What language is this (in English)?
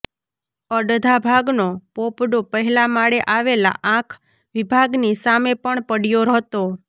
Gujarati